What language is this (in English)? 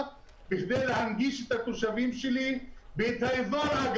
Hebrew